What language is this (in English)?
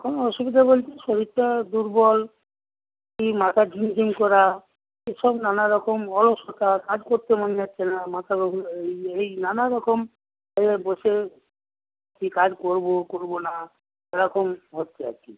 Bangla